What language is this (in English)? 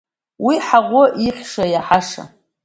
Abkhazian